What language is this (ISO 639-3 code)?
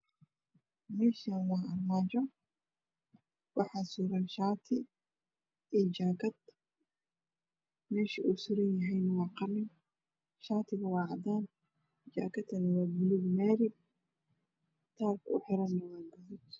som